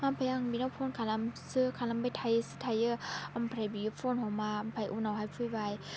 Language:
Bodo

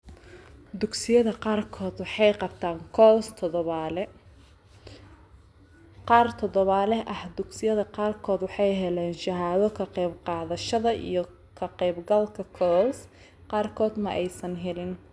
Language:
Somali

